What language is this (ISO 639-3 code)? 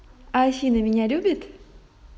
rus